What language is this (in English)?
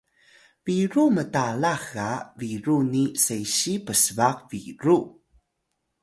Atayal